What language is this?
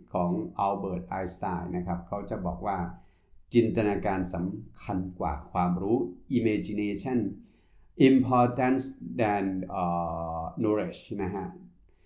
Thai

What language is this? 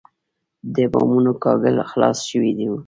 Pashto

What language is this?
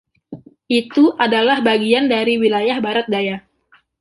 Indonesian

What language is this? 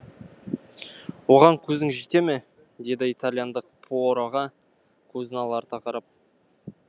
Kazakh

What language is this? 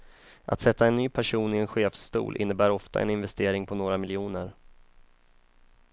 Swedish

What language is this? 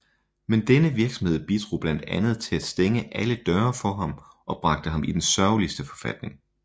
Danish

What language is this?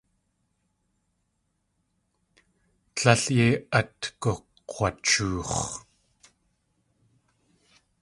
Tlingit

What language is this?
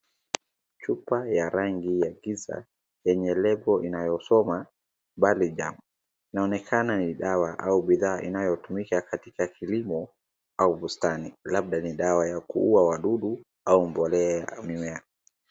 Swahili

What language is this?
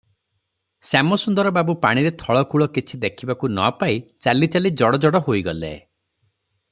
Odia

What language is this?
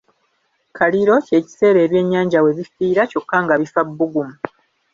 Ganda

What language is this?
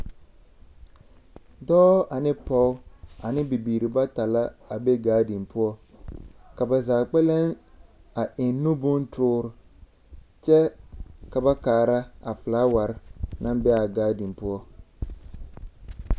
Southern Dagaare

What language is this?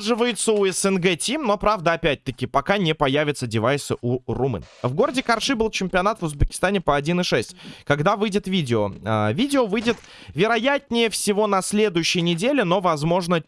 Russian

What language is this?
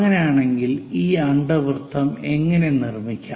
Malayalam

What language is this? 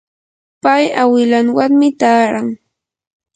Yanahuanca Pasco Quechua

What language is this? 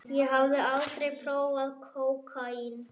Icelandic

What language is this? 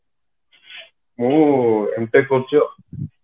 Odia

